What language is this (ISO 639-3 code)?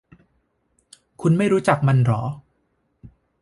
tha